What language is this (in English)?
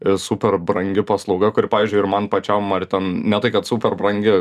Lithuanian